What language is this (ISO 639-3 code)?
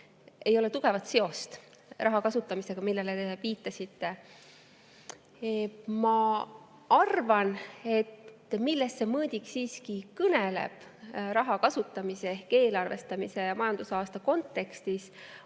est